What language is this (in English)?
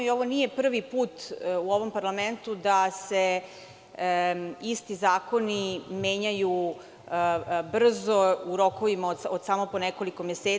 Serbian